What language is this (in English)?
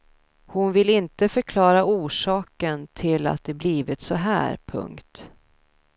Swedish